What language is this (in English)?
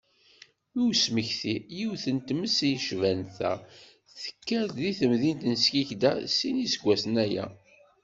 Kabyle